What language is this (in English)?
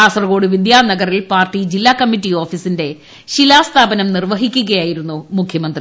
Malayalam